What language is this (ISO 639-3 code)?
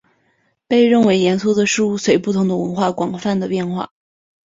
zho